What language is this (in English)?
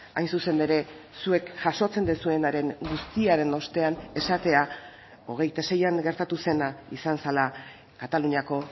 Basque